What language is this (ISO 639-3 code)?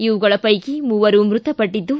kan